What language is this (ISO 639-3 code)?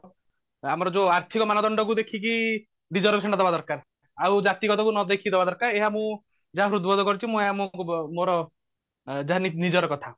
ori